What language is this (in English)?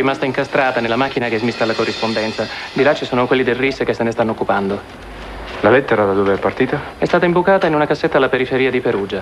Italian